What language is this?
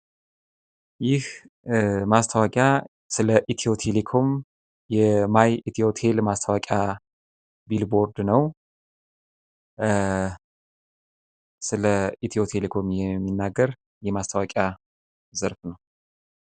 Amharic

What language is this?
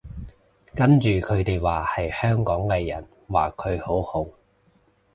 Cantonese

